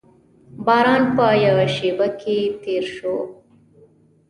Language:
Pashto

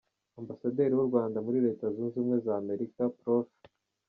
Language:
Kinyarwanda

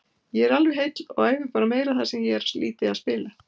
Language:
Icelandic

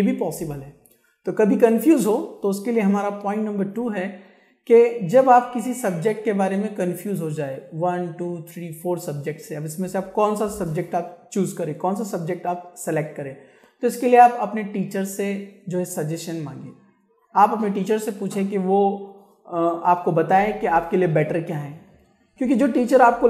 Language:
Hindi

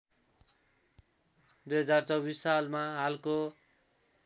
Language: Nepali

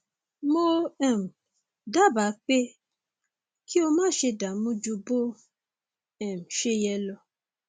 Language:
Yoruba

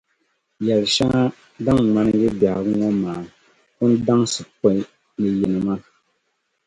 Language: Dagbani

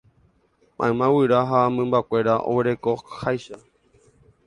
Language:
Guarani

